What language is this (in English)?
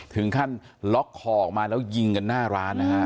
Thai